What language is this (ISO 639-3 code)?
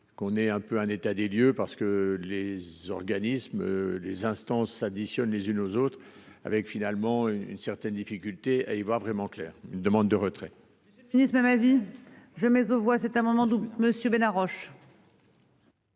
fra